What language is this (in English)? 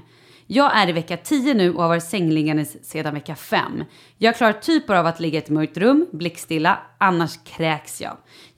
Swedish